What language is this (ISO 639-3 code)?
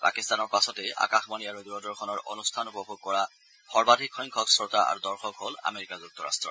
asm